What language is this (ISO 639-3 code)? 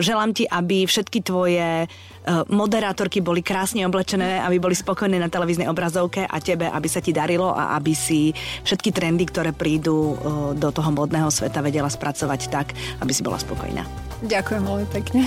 slk